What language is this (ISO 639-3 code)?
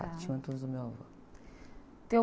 por